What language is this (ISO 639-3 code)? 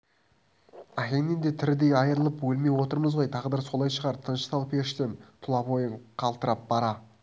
kaz